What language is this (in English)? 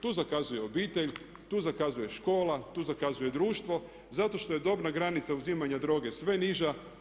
Croatian